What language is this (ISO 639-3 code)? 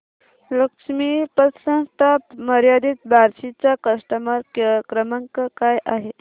mar